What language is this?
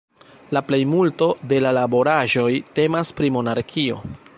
Esperanto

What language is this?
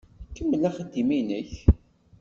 Kabyle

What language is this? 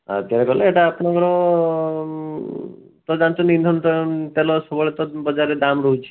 Odia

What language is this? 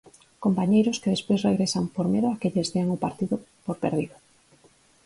Galician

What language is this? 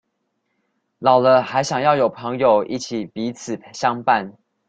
Chinese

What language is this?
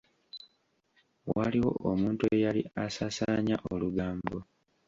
Ganda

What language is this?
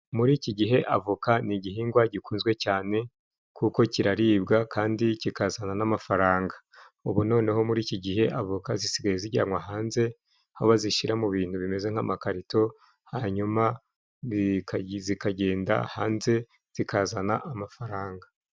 Kinyarwanda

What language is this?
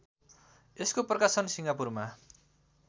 Nepali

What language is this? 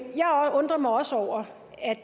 Danish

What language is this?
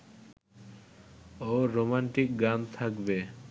Bangla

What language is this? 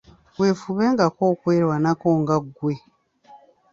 Ganda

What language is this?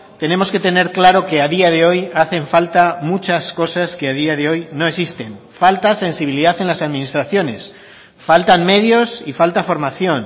Spanish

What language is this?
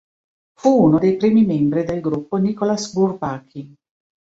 Italian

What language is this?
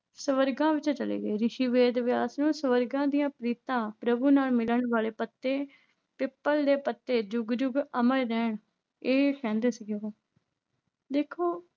Punjabi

